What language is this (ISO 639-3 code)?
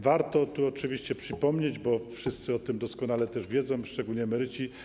pol